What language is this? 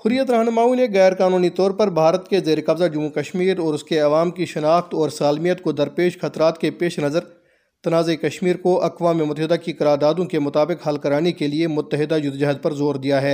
Urdu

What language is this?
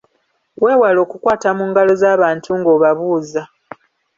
Ganda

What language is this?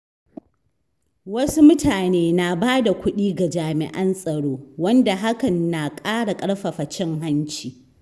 Hausa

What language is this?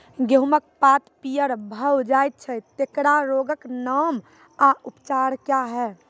Maithili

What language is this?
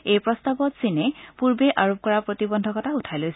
Assamese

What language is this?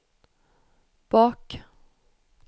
Swedish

